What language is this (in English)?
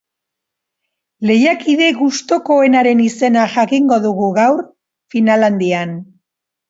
Basque